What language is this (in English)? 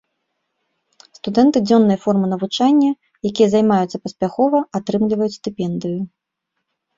Belarusian